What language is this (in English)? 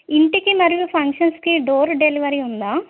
Telugu